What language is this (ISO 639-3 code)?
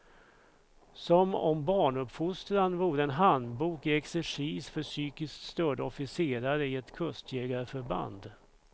swe